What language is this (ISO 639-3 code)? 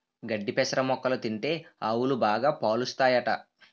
tel